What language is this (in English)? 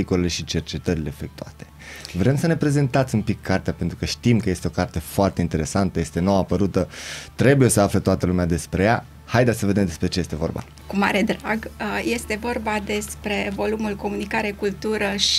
Romanian